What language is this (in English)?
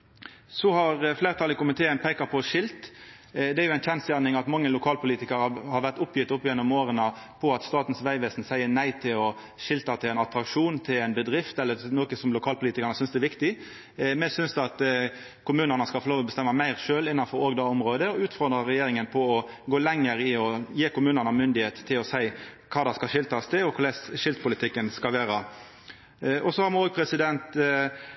Norwegian Nynorsk